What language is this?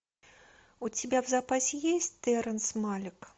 Russian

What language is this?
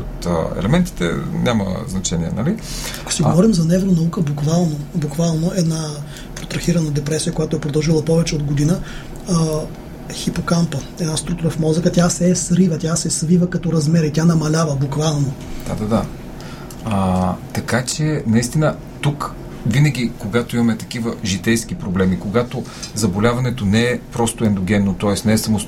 Bulgarian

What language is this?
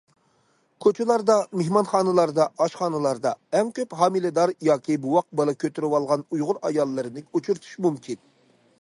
Uyghur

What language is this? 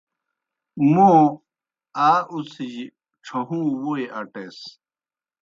Kohistani Shina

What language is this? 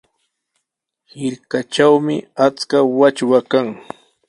Sihuas Ancash Quechua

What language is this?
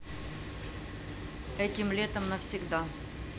Russian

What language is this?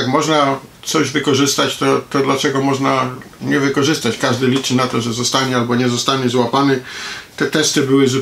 Polish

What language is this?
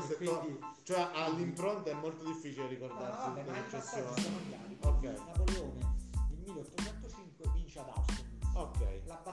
Italian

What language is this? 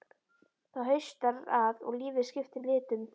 Icelandic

